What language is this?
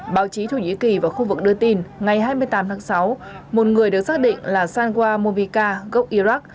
Vietnamese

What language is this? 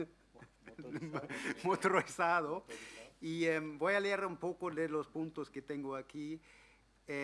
Spanish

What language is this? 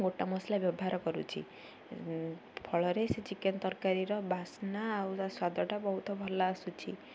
Odia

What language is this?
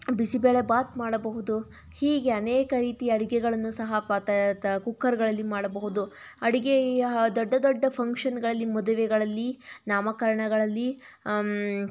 Kannada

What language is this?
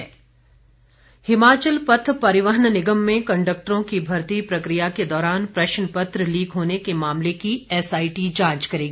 Hindi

